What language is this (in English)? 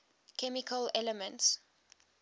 English